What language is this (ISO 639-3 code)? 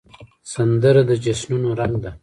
pus